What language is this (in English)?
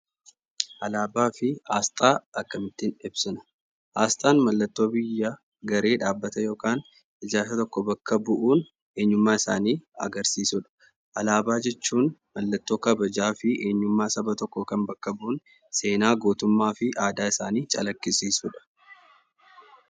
Oromo